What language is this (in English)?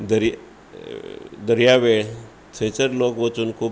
Konkani